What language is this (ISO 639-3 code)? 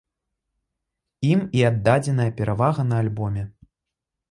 bel